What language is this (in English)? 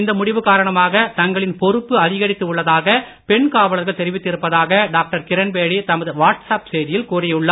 Tamil